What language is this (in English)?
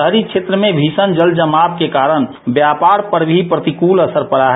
Hindi